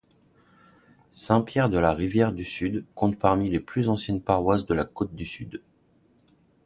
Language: French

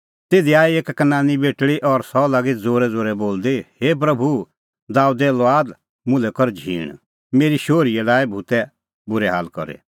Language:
Kullu Pahari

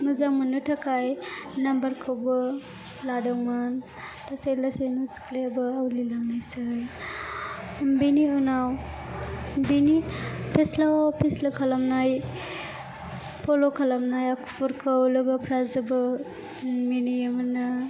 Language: Bodo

